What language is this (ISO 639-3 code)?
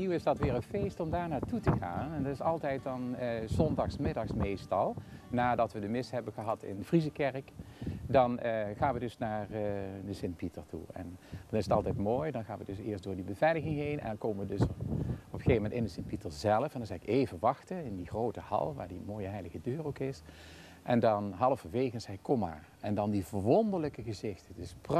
nld